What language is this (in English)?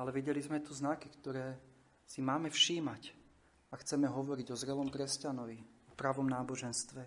Slovak